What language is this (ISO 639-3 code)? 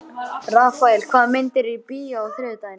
isl